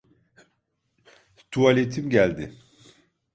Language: Turkish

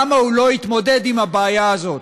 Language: Hebrew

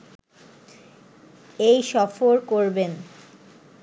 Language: Bangla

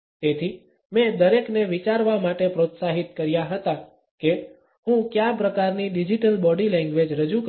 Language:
Gujarati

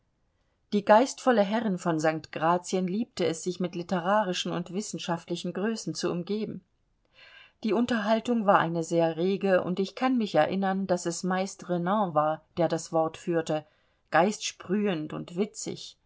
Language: German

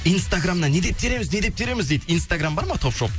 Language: Kazakh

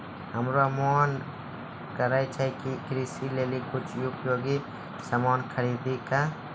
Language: Maithili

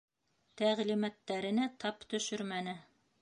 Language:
Bashkir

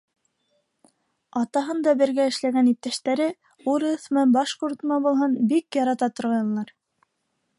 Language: Bashkir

